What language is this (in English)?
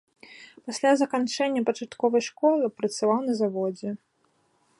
Belarusian